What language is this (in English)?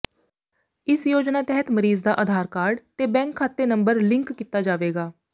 Punjabi